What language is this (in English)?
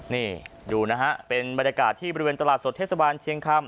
Thai